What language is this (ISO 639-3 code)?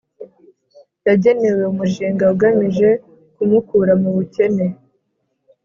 kin